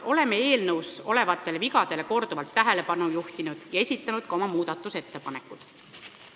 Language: Estonian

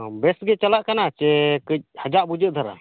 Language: Santali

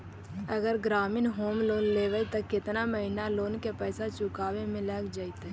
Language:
Magahi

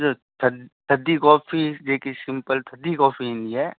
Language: Sindhi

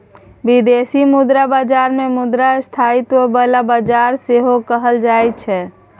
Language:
Maithili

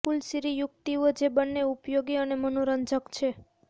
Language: Gujarati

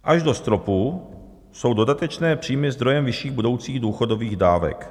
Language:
Czech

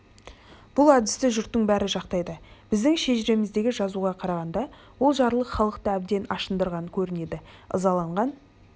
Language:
Kazakh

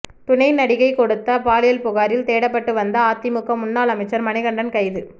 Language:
Tamil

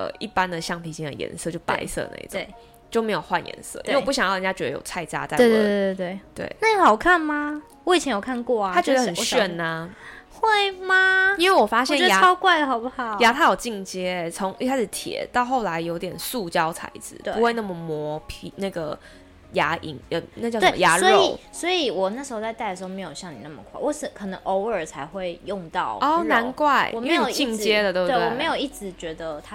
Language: Chinese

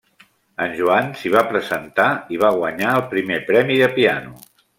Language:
Catalan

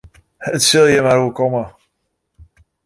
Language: Western Frisian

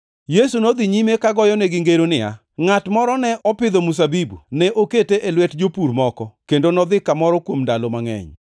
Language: Luo (Kenya and Tanzania)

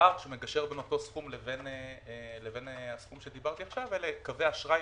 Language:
Hebrew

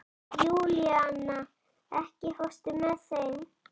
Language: Icelandic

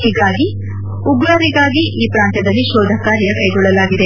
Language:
Kannada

